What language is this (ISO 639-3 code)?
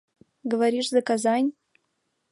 chm